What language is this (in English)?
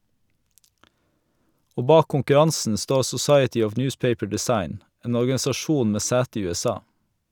Norwegian